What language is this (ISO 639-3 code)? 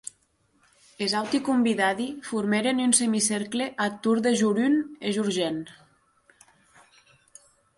oci